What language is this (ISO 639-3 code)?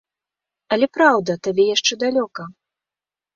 bel